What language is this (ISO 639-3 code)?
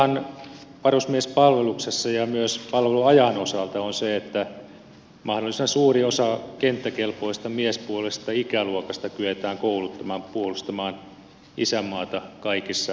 fin